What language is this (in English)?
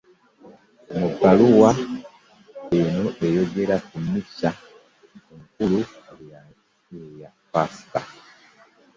Ganda